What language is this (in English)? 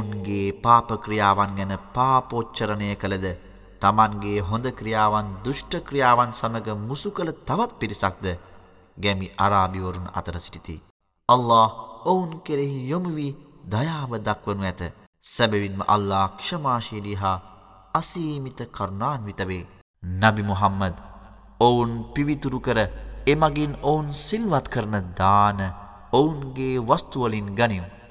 Arabic